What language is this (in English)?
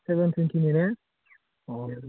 Bodo